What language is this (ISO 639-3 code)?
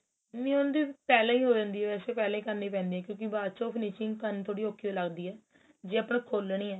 pan